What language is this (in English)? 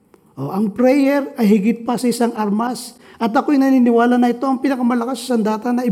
Filipino